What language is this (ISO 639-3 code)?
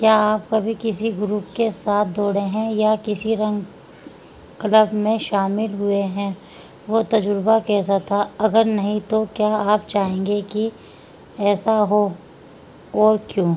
urd